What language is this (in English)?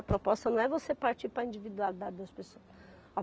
Portuguese